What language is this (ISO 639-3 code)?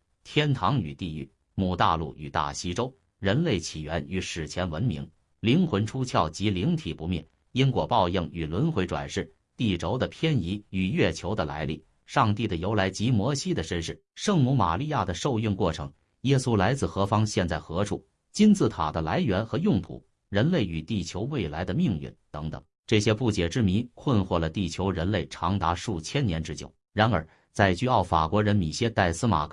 zho